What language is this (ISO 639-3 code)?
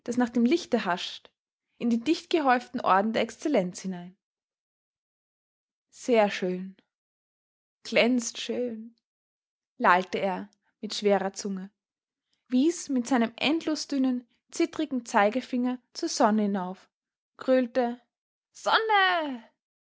deu